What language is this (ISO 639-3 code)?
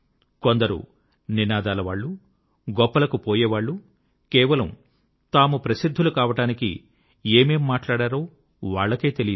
tel